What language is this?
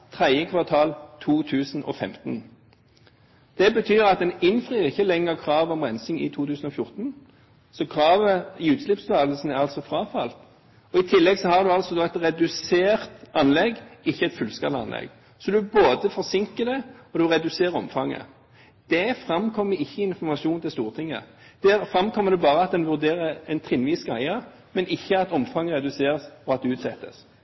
Norwegian Bokmål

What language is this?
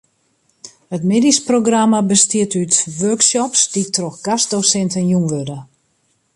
Western Frisian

